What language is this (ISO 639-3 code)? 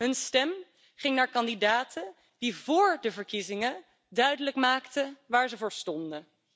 nld